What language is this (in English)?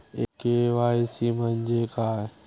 Marathi